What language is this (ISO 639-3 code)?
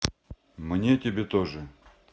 rus